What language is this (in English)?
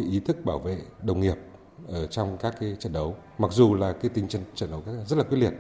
Vietnamese